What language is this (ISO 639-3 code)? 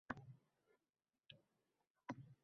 uzb